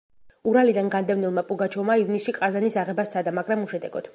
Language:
Georgian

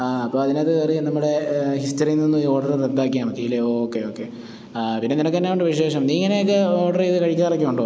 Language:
Malayalam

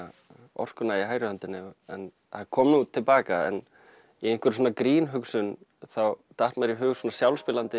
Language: Icelandic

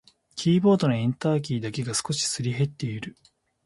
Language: Japanese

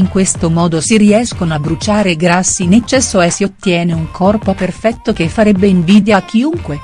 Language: Italian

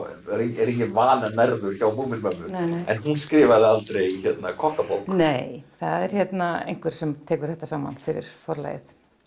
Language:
Icelandic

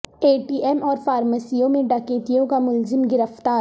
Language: Urdu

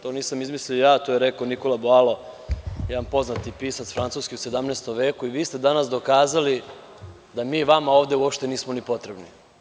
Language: Serbian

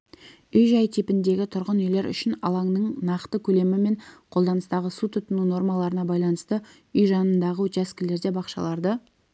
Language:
Kazakh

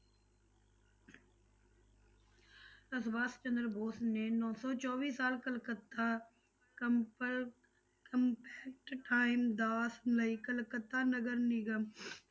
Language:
Punjabi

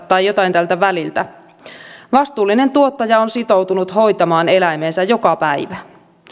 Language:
Finnish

